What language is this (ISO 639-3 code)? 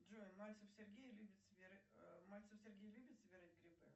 rus